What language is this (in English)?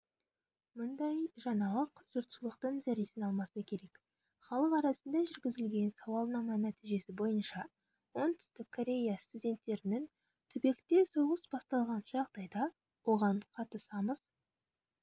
Kazakh